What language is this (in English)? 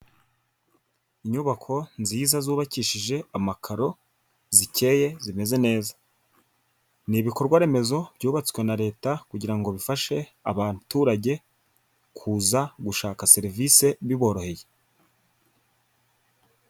Kinyarwanda